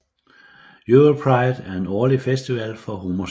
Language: Danish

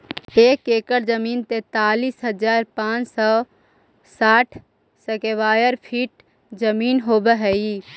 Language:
Magahi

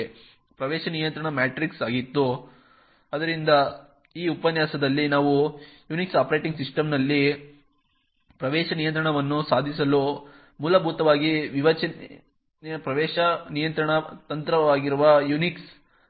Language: Kannada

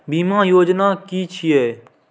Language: Maithili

